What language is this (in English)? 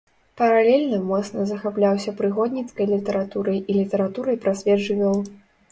Belarusian